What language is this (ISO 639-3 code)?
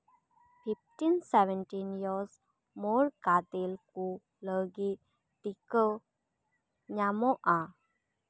sat